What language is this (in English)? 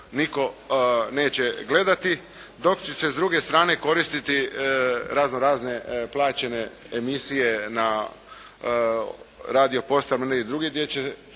Croatian